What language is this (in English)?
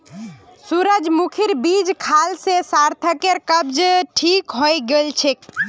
Magahi